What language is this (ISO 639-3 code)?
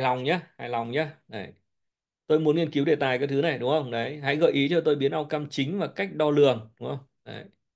vie